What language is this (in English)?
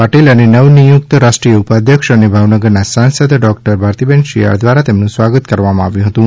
Gujarati